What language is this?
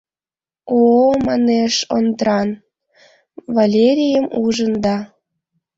Mari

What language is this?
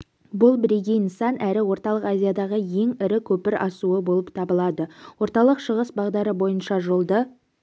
Kazakh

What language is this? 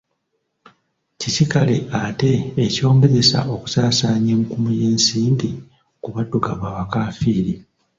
Ganda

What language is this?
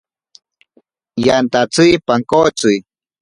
Ashéninka Perené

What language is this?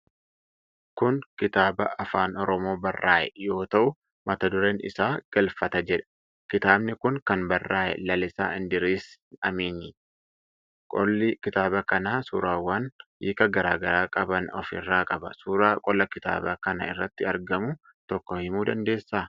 Oromo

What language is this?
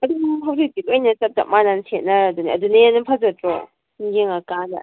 Manipuri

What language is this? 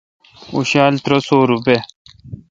Kalkoti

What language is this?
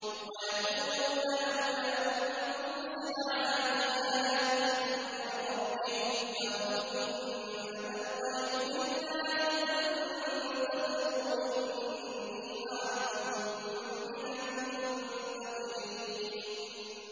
Arabic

